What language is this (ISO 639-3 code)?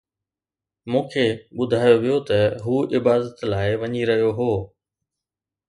snd